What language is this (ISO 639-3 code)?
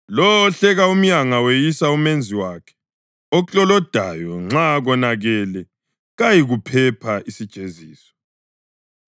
nde